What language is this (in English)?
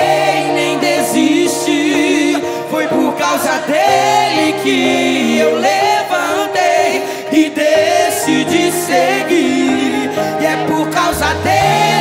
Portuguese